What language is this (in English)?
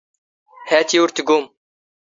Standard Moroccan Tamazight